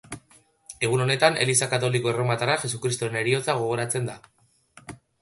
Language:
Basque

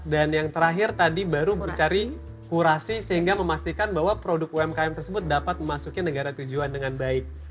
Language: Indonesian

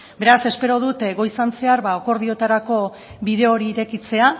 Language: Basque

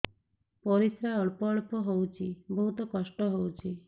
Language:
Odia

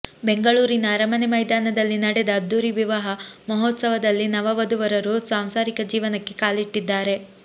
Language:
Kannada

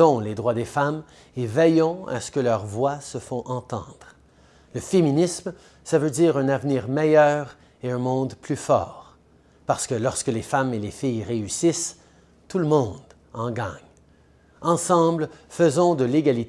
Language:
French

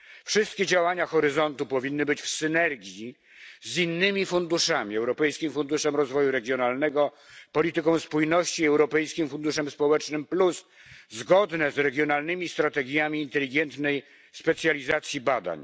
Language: Polish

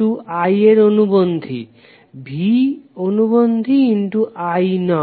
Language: Bangla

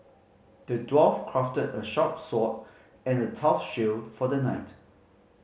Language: English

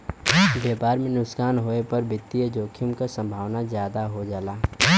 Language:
Bhojpuri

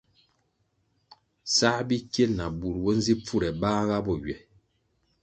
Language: Kwasio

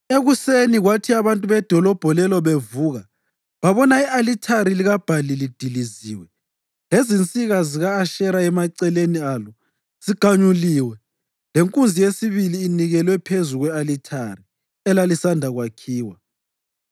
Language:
North Ndebele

